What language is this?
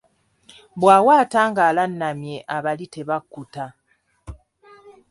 Ganda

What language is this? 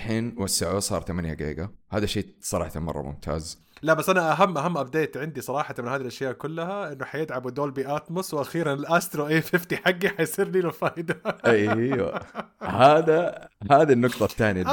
Arabic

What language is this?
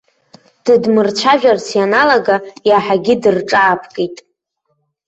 Abkhazian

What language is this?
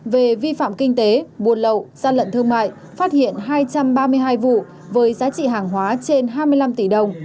Vietnamese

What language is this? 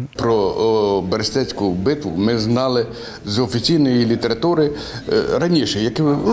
Ukrainian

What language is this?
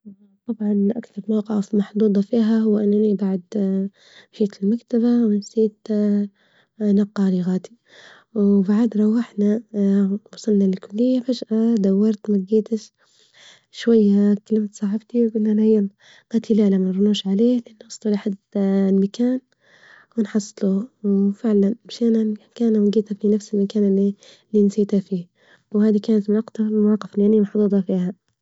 Libyan Arabic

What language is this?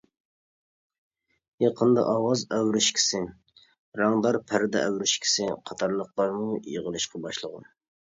Uyghur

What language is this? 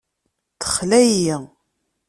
Kabyle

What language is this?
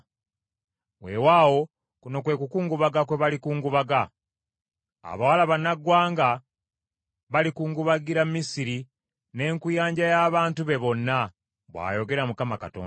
Ganda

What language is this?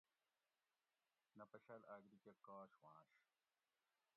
Gawri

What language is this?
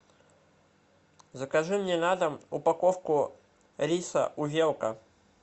Russian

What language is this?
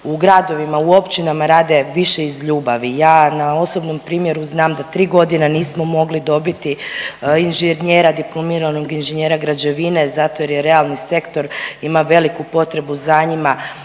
Croatian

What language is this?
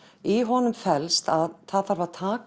Icelandic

